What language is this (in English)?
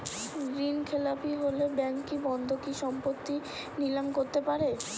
Bangla